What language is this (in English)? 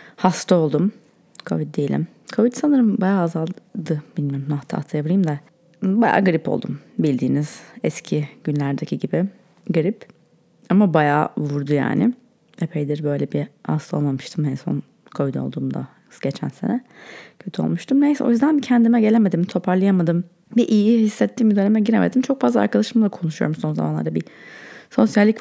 Turkish